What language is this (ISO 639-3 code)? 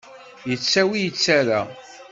kab